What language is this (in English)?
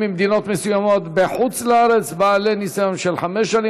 Hebrew